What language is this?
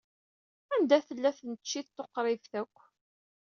Kabyle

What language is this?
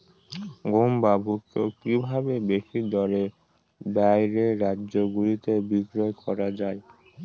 Bangla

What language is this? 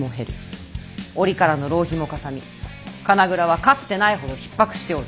Japanese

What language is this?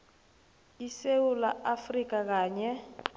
South Ndebele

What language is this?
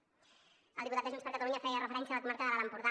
Catalan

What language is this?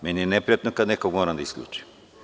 Serbian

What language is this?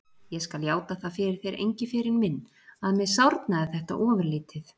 Icelandic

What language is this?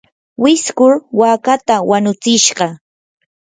Yanahuanca Pasco Quechua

